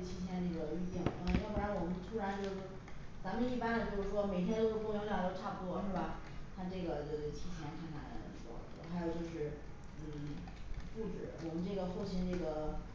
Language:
Chinese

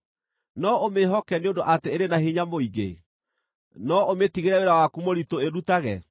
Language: Kikuyu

